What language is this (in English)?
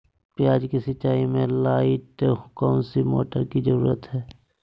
Magahi